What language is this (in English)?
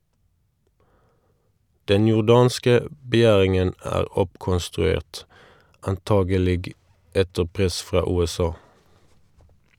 Norwegian